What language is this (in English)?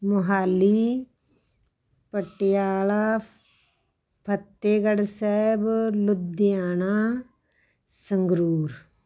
Punjabi